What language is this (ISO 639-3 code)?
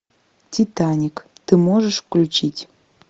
rus